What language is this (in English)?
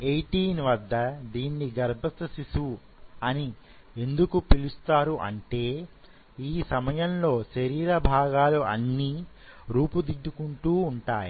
Telugu